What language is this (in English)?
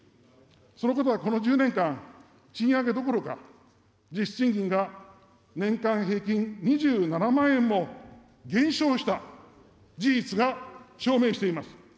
Japanese